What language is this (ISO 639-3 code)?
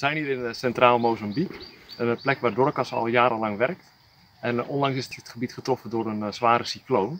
nld